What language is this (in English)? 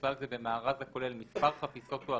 Hebrew